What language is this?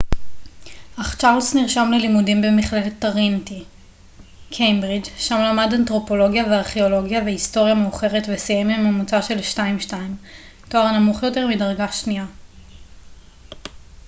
Hebrew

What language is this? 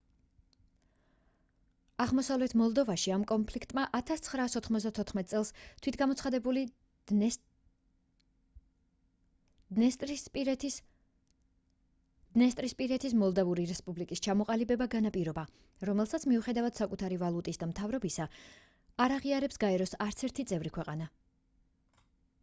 Georgian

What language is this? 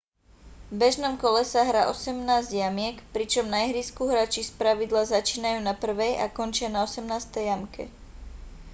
Slovak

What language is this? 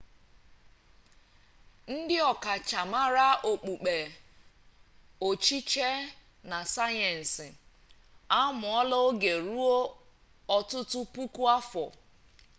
Igbo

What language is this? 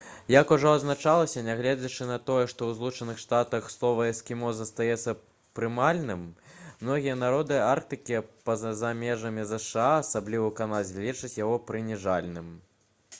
Belarusian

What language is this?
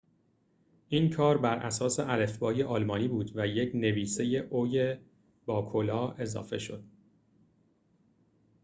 Persian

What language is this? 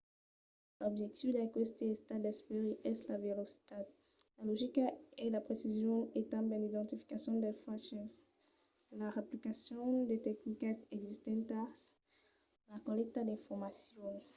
Occitan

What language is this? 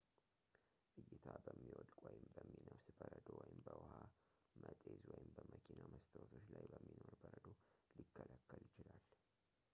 Amharic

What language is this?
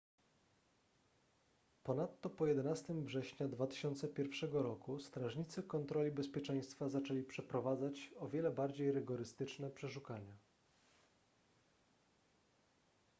Polish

